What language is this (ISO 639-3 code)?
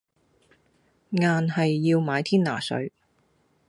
yue